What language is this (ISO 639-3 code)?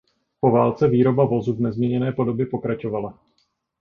ces